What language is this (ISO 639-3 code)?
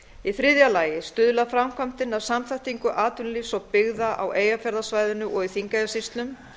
isl